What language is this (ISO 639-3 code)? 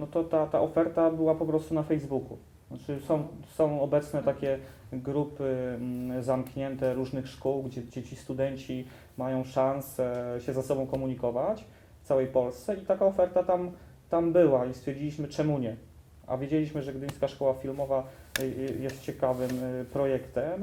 pol